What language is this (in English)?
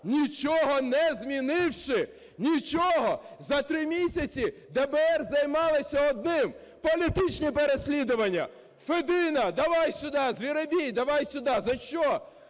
Ukrainian